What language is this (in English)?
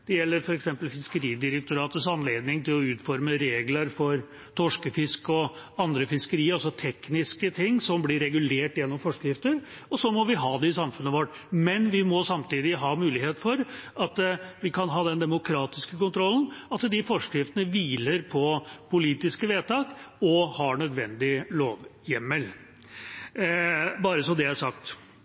Norwegian Bokmål